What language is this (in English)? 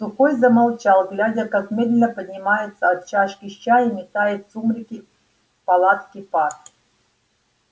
Russian